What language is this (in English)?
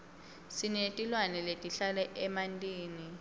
Swati